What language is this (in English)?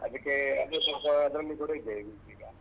Kannada